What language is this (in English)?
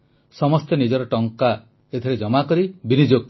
Odia